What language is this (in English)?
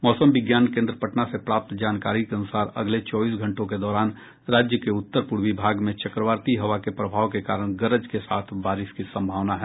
Hindi